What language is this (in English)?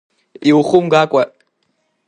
Abkhazian